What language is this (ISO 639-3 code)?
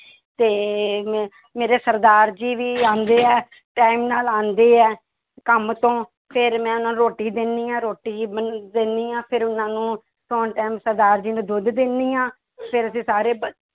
pan